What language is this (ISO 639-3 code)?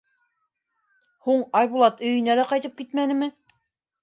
bak